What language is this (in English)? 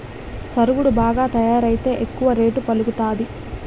Telugu